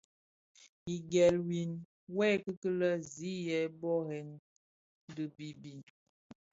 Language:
Bafia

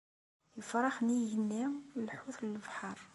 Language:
Kabyle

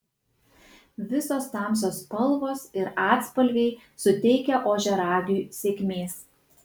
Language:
Lithuanian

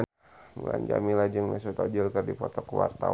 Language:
Sundanese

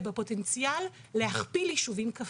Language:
Hebrew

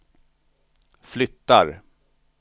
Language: Swedish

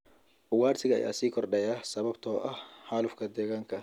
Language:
Somali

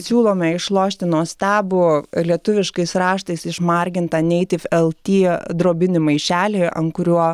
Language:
Lithuanian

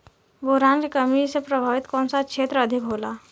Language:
Bhojpuri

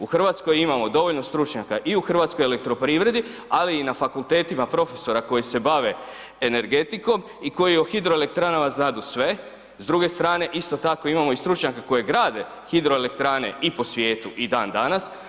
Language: Croatian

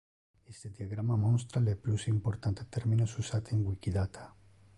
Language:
Interlingua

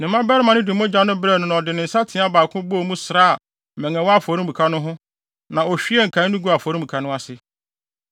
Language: Akan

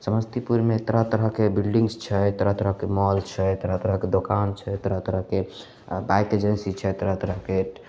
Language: Maithili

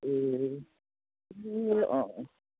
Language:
Nepali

